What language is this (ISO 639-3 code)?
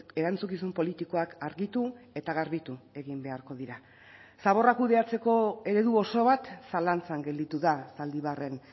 eus